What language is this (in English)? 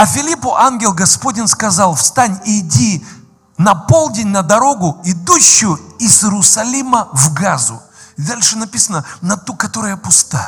Russian